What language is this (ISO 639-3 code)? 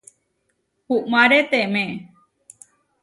var